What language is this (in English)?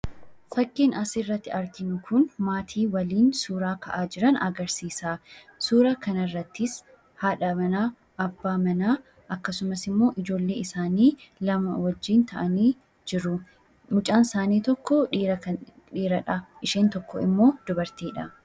Oromo